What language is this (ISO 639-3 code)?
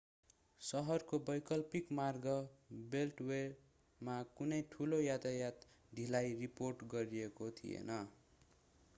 nep